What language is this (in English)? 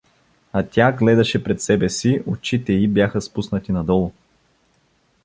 Bulgarian